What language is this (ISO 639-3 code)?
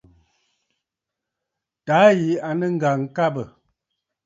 bfd